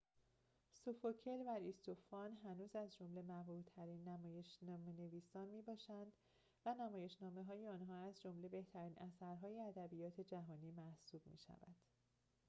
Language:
Persian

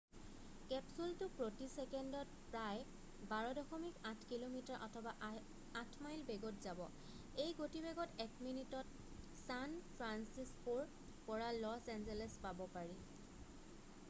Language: Assamese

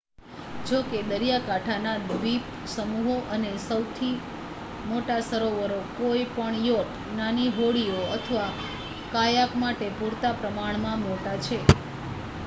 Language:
Gujarati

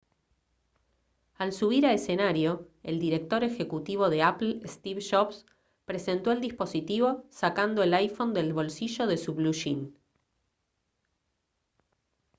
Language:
Spanish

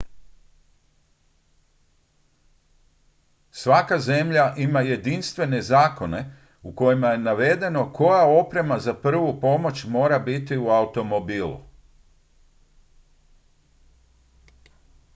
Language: Croatian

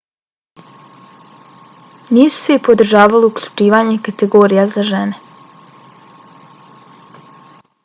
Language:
Bosnian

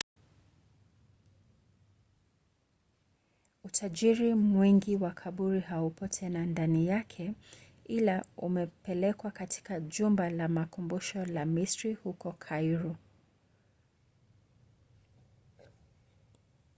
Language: Swahili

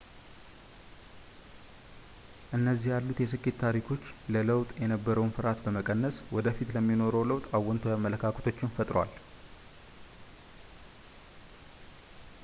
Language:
Amharic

